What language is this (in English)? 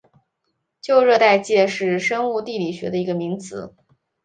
Chinese